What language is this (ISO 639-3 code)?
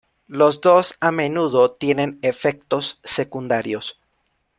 spa